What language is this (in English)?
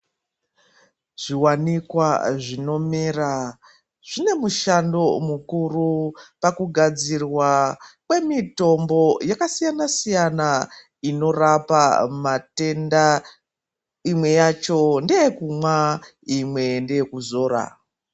Ndau